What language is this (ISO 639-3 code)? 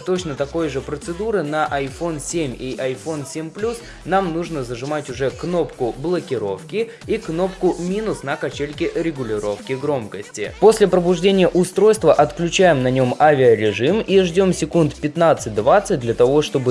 rus